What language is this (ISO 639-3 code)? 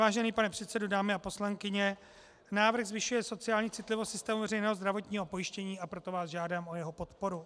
ces